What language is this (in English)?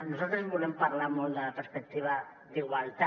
Catalan